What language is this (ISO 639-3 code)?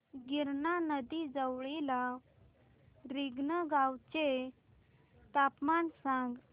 mar